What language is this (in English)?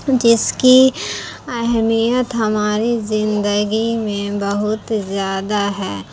Urdu